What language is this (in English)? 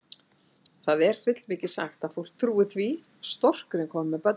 Icelandic